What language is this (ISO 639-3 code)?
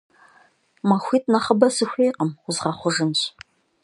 kbd